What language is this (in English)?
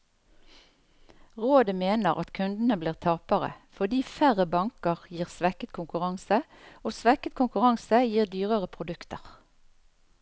Norwegian